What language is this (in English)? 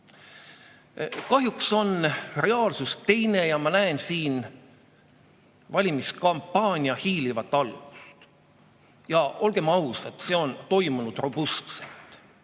Estonian